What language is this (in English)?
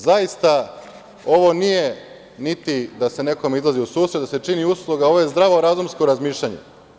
Serbian